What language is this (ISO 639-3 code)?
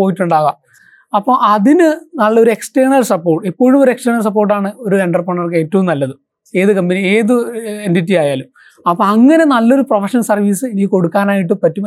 mal